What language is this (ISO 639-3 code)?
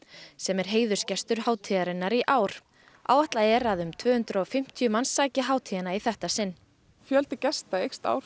isl